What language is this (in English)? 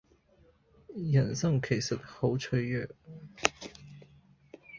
Cantonese